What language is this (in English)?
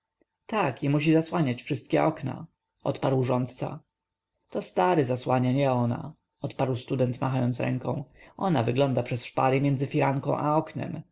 Polish